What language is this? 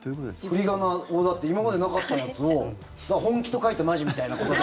Japanese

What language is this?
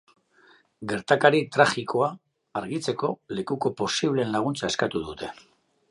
Basque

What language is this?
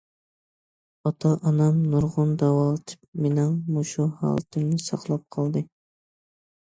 Uyghur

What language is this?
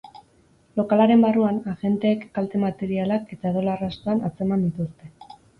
Basque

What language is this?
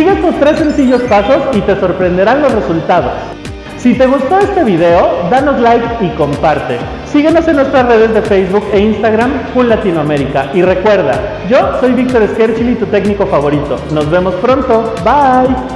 Spanish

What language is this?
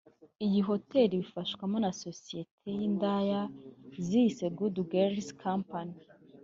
Kinyarwanda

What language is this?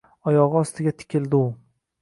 Uzbek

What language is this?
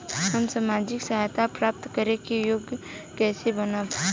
Bhojpuri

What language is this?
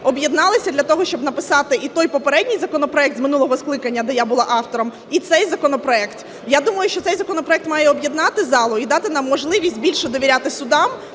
Ukrainian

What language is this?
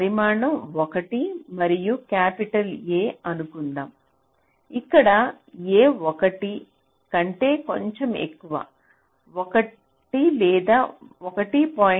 Telugu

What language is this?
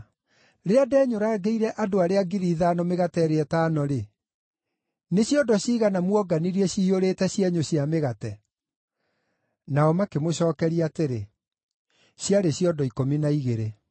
Kikuyu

